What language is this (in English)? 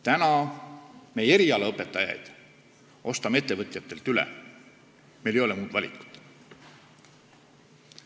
Estonian